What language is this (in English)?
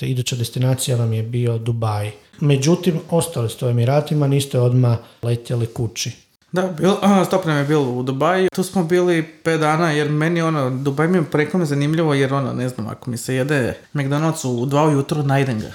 Croatian